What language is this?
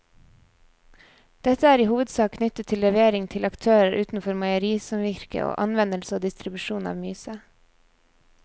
Norwegian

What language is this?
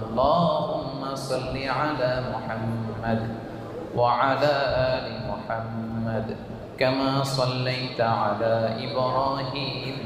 Arabic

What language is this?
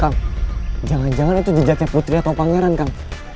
Indonesian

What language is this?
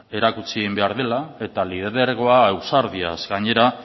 Basque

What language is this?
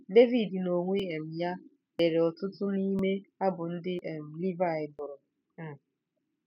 Igbo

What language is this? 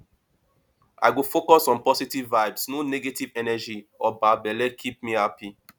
Nigerian Pidgin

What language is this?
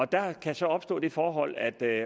Danish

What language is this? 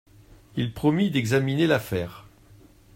French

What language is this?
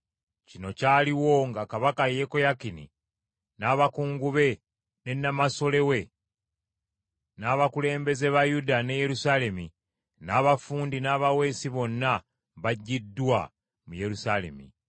Ganda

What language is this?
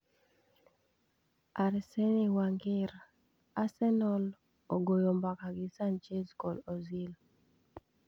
Luo (Kenya and Tanzania)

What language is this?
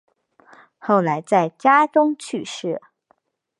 Chinese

